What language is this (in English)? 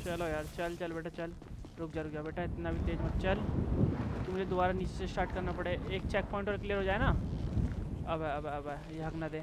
Hindi